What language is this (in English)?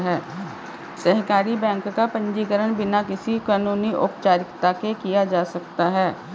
Hindi